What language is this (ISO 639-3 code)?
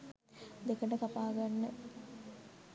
sin